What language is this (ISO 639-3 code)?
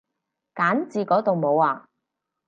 yue